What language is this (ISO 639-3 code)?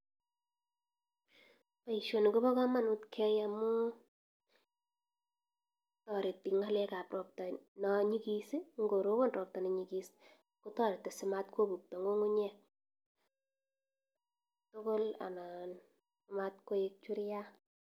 kln